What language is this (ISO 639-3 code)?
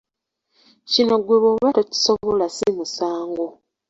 lug